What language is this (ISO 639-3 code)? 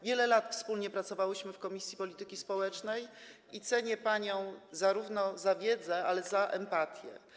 pol